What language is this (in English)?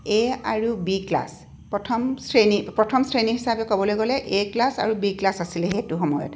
Assamese